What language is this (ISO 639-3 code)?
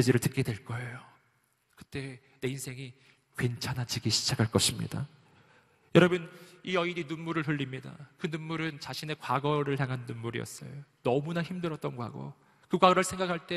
kor